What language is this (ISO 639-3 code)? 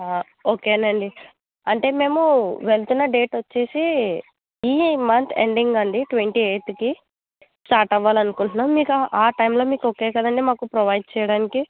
tel